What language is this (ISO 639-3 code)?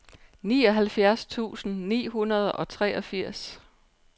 dan